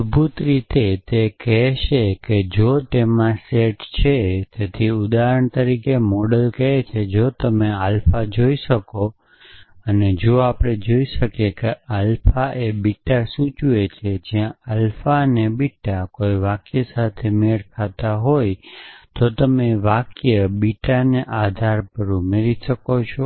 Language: Gujarati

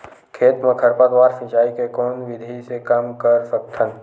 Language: Chhattisgarhi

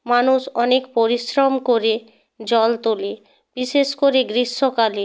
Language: Bangla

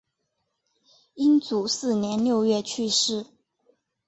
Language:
Chinese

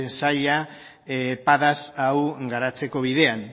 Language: Basque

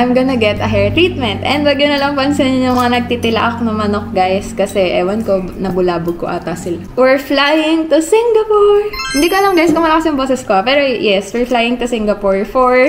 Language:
Filipino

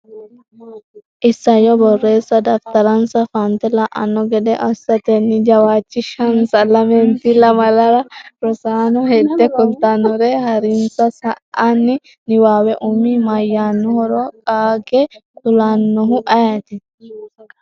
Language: Sidamo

